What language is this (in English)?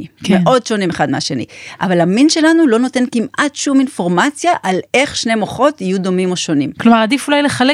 Hebrew